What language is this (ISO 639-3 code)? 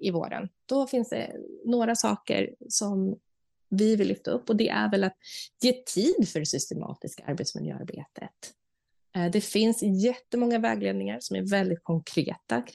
swe